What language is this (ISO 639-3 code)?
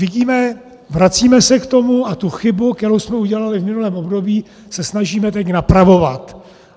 ces